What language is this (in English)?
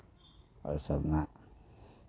Maithili